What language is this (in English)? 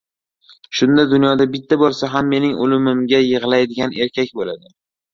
Uzbek